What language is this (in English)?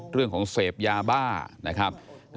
Thai